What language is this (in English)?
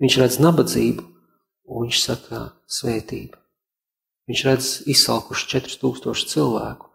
Latvian